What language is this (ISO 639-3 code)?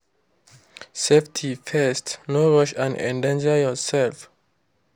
pcm